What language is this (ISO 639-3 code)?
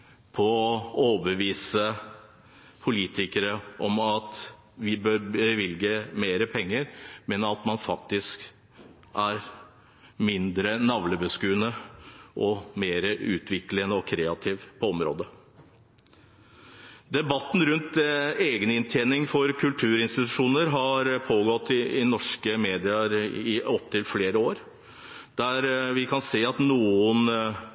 nob